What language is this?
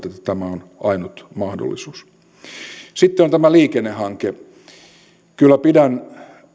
Finnish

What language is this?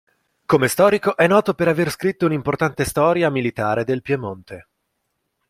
Italian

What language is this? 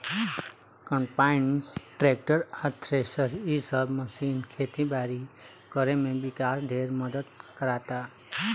Bhojpuri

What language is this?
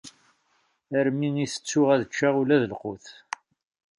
Kabyle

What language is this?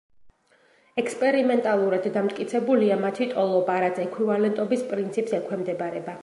Georgian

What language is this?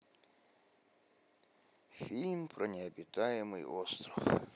Russian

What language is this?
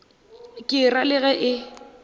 Northern Sotho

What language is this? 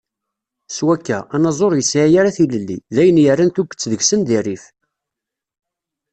Kabyle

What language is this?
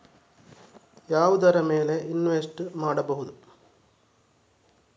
Kannada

